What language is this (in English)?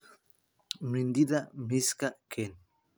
Somali